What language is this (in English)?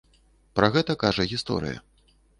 Belarusian